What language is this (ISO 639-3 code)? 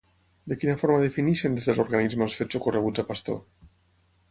cat